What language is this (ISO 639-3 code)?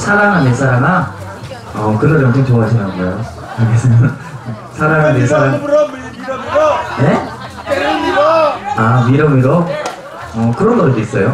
kor